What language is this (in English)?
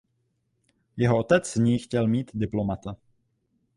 Czech